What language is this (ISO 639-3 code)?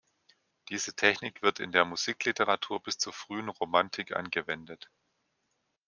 deu